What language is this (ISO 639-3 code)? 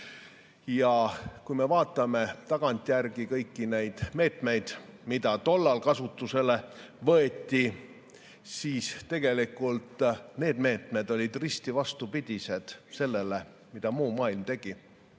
est